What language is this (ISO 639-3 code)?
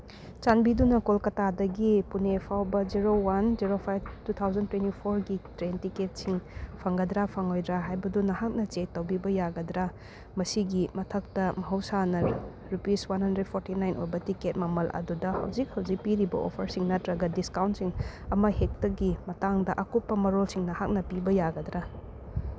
mni